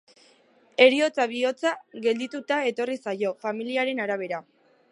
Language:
Basque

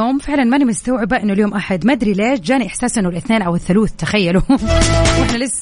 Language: Arabic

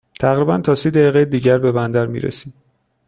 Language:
Persian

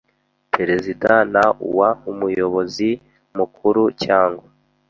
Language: Kinyarwanda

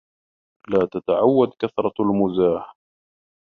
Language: Arabic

